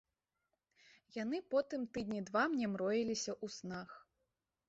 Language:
Belarusian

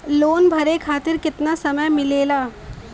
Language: Bhojpuri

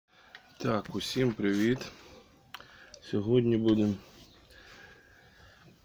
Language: Ukrainian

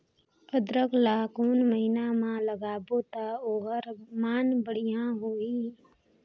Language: Chhattisgarhi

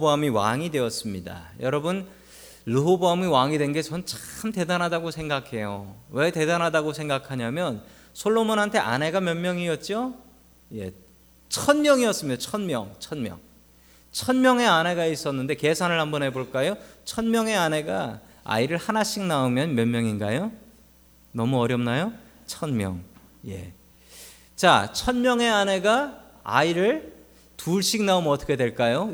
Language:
Korean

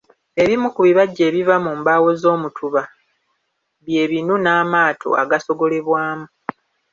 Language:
Ganda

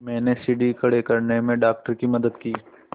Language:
Hindi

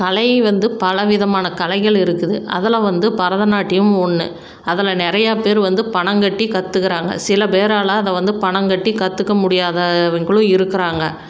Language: Tamil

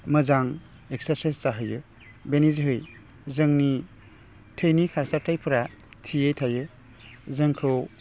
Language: Bodo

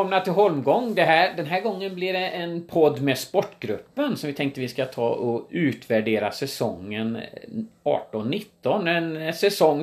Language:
Swedish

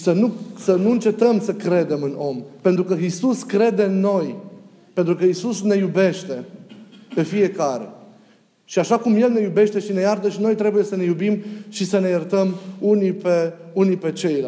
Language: Romanian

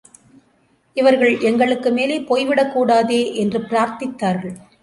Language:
Tamil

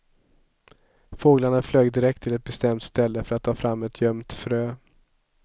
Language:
Swedish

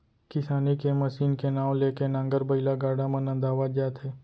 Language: Chhattisgarhi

